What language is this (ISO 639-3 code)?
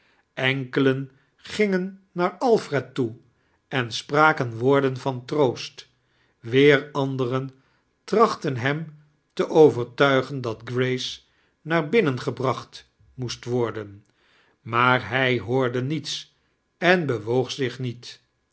nld